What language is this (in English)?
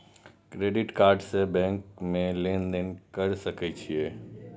Maithili